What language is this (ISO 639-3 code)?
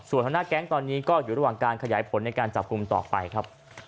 tha